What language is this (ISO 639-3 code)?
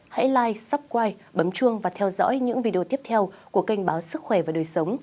vie